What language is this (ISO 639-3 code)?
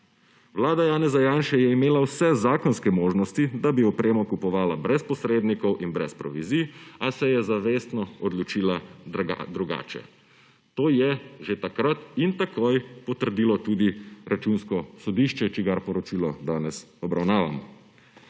slv